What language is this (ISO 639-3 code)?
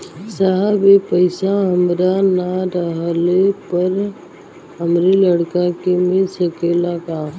bho